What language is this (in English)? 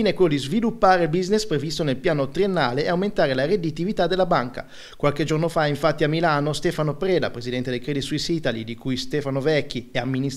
Italian